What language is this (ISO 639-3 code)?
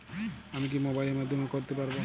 ben